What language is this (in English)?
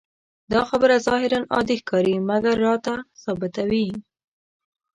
Pashto